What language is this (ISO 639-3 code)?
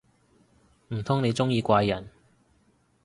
yue